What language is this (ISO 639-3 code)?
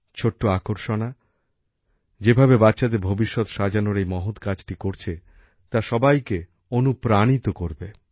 ben